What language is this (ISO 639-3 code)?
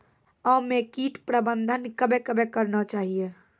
mai